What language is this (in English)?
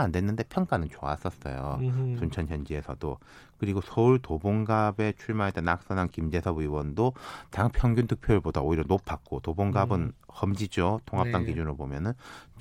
Korean